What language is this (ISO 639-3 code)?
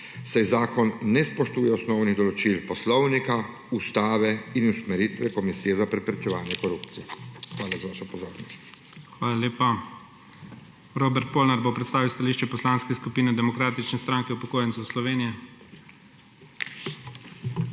slv